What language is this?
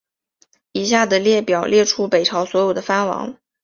Chinese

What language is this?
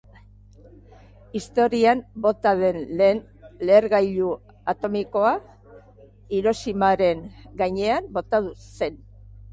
Basque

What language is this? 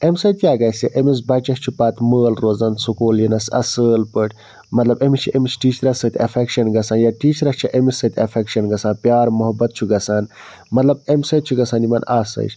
Kashmiri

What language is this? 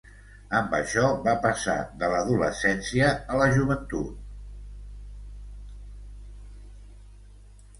Catalan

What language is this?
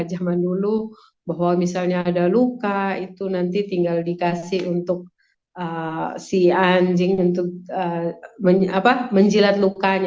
Indonesian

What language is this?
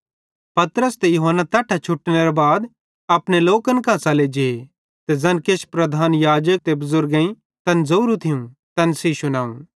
Bhadrawahi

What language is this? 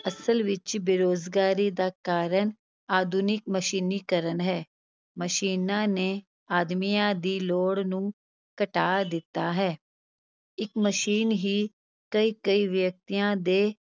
Punjabi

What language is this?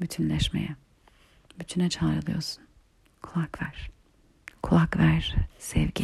Turkish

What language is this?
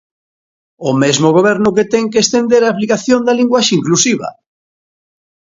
Galician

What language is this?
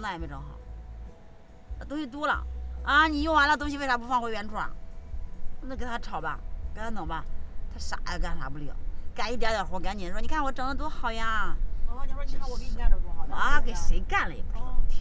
Chinese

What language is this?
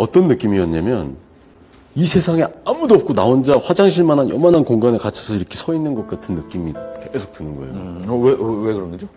Korean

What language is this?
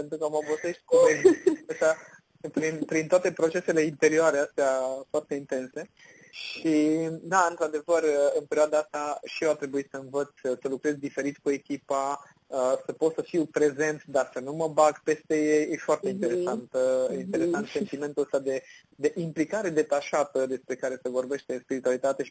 Romanian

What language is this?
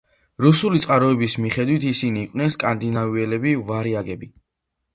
Georgian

